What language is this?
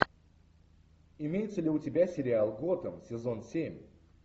Russian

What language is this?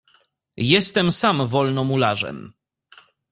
Polish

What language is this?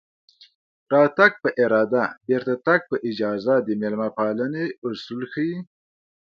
Pashto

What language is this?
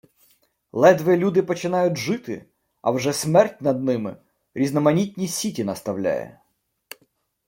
Ukrainian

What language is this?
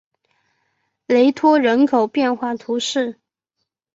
Chinese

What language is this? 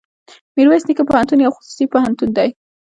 Pashto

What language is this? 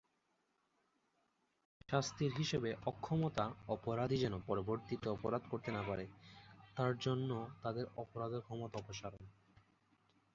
Bangla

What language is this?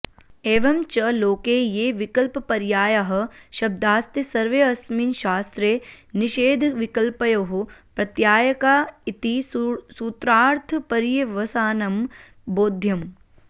Sanskrit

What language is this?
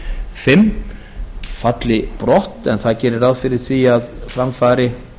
Icelandic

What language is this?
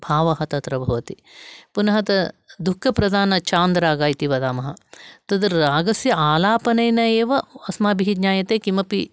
Sanskrit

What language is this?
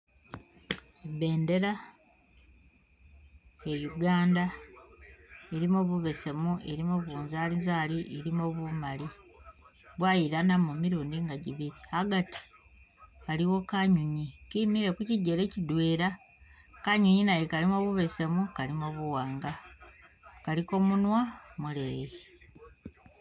Masaaba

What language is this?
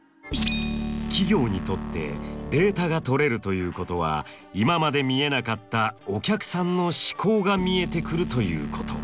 Japanese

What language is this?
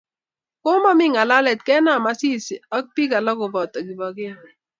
Kalenjin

